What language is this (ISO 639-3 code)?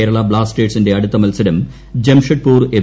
mal